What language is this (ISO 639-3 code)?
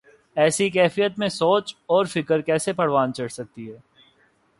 urd